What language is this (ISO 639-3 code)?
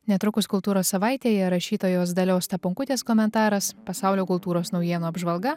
lit